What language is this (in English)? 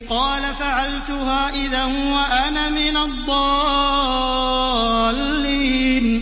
Arabic